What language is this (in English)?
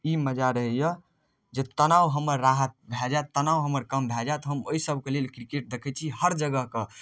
Maithili